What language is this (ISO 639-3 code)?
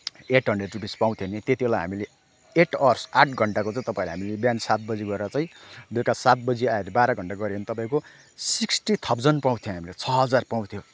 nep